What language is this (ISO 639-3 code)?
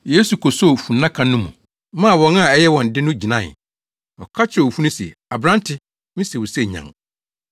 aka